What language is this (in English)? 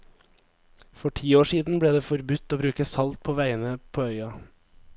Norwegian